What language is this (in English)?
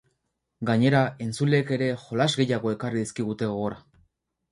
Basque